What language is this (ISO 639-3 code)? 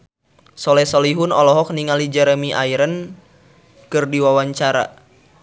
sun